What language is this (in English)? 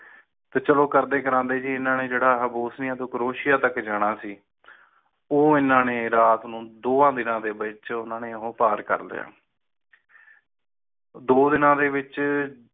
Punjabi